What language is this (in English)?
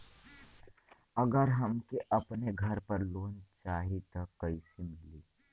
Bhojpuri